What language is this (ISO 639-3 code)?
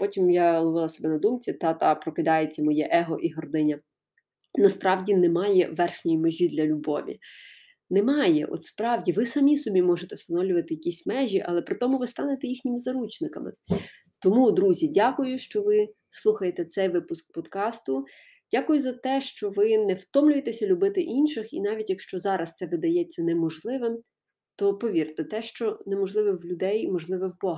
ukr